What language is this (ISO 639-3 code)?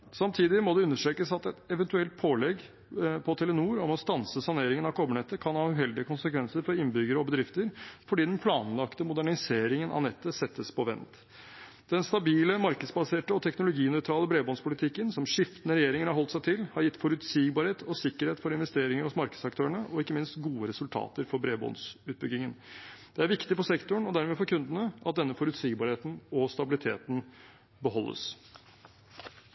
nob